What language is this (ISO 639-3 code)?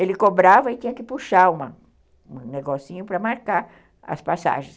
por